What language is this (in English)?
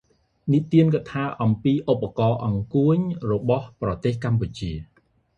Khmer